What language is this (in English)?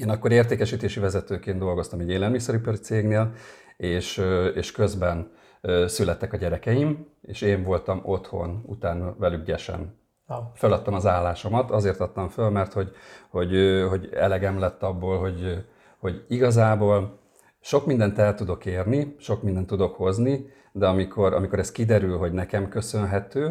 Hungarian